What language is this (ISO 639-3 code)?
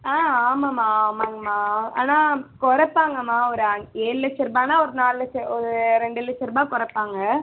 tam